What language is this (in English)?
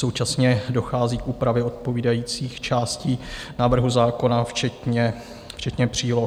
Czech